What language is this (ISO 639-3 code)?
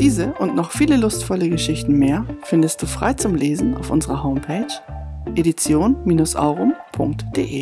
deu